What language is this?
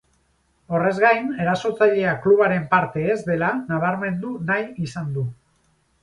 Basque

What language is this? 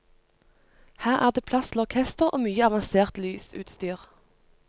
Norwegian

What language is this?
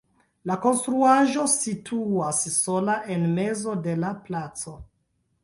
Esperanto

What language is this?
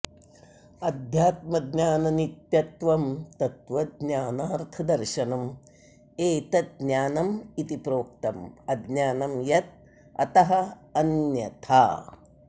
Sanskrit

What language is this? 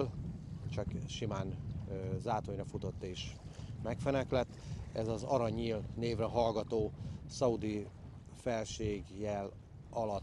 Hungarian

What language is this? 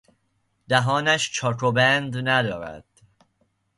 Persian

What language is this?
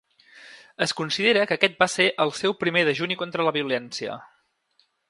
Catalan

